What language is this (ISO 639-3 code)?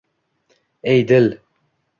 uzb